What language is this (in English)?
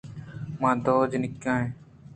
Eastern Balochi